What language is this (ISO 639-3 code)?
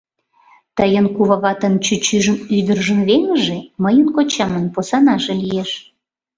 chm